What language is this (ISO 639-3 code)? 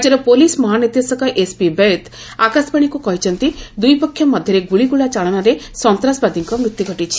ori